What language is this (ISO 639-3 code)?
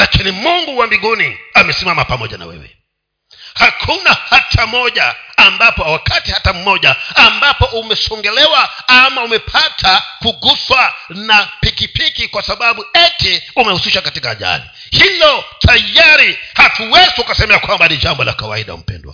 swa